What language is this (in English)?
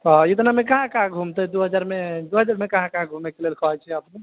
Maithili